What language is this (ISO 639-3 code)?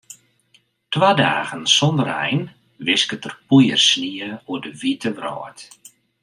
fry